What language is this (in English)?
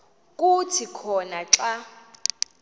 Xhosa